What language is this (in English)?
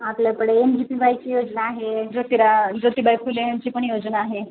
Marathi